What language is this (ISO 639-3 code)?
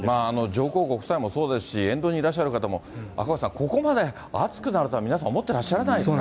jpn